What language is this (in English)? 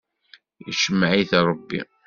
Kabyle